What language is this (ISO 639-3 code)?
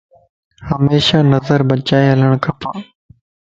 lss